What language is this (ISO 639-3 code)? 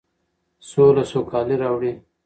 pus